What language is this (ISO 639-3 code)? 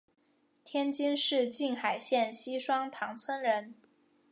zho